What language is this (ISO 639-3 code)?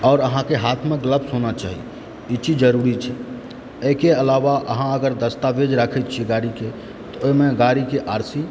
mai